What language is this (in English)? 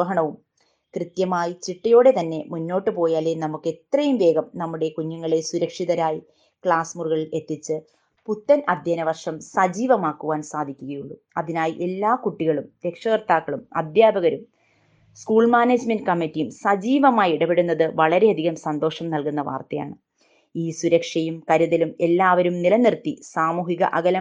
Malayalam